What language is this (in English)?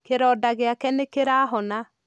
Kikuyu